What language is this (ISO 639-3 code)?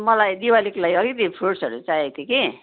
nep